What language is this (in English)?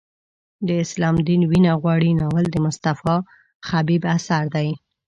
Pashto